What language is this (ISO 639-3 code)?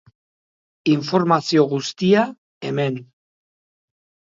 eus